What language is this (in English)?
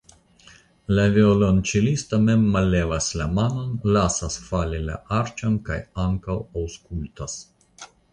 Esperanto